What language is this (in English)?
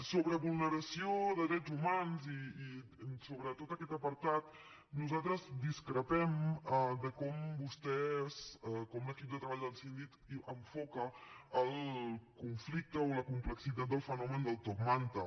Catalan